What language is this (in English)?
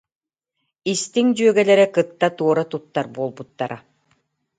Yakut